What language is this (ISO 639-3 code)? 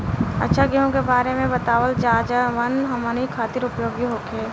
bho